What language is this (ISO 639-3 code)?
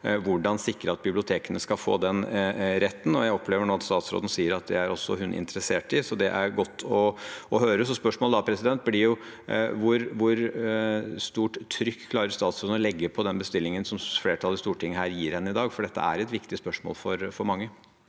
nor